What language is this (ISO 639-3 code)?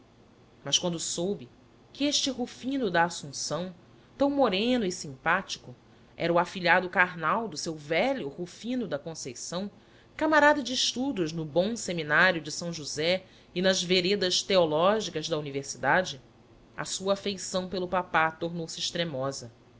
por